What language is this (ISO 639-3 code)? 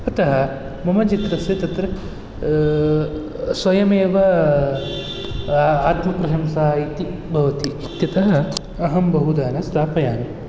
san